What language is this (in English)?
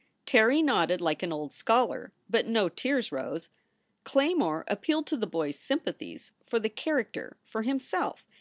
English